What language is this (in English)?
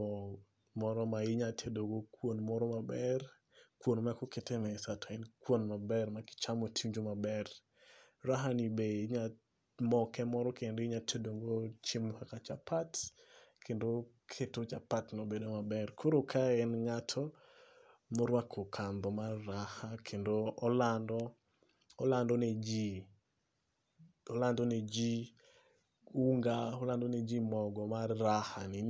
Luo (Kenya and Tanzania)